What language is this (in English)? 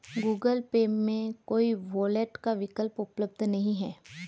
Hindi